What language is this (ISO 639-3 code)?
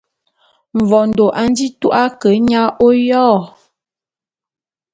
bum